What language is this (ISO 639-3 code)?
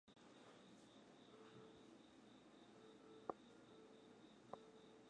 ben